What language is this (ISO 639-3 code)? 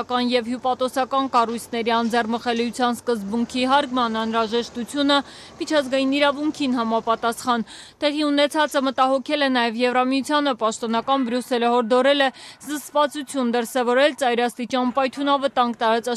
fas